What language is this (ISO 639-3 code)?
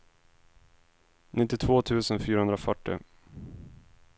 swe